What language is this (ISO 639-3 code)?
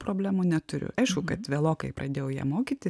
lit